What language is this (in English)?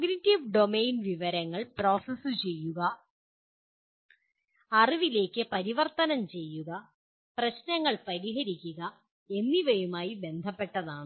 Malayalam